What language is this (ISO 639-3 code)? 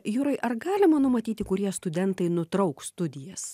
lit